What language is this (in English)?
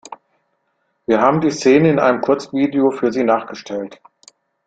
German